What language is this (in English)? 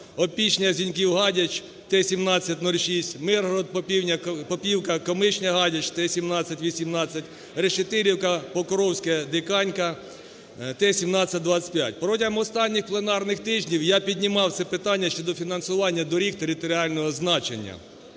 Ukrainian